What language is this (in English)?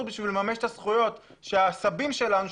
Hebrew